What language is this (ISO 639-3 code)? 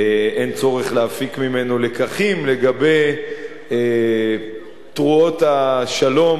heb